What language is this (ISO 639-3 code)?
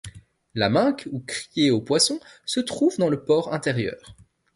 fra